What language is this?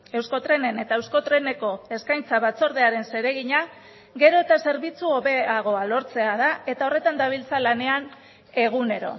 Basque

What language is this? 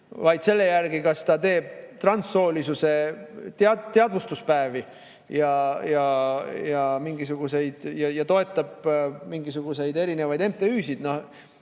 Estonian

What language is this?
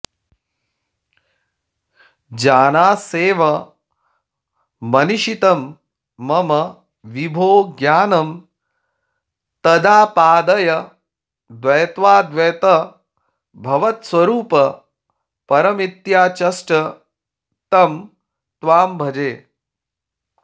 Sanskrit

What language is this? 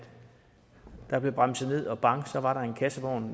Danish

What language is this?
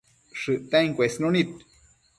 Matsés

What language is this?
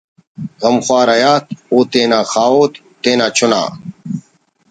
Brahui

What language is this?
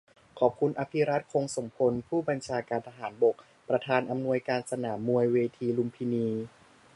Thai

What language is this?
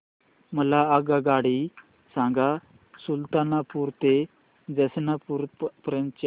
Marathi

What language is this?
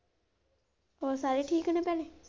Punjabi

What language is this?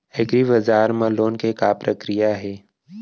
Chhattisgarhi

